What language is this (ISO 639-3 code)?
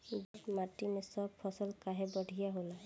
bho